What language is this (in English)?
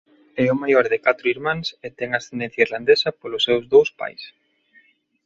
Galician